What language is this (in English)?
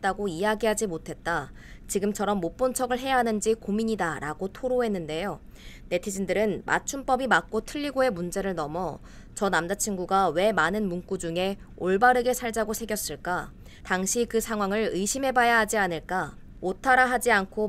Korean